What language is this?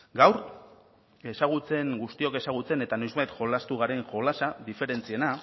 Basque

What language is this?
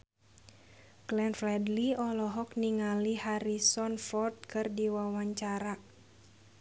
Sundanese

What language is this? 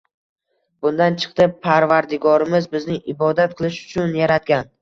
Uzbek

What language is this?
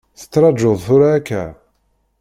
Kabyle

